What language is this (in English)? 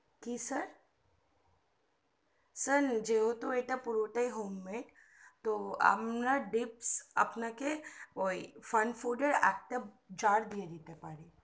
Bangla